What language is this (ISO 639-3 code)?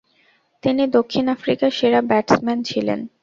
ben